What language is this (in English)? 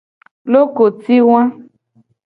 Gen